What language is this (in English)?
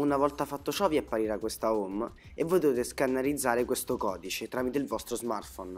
Italian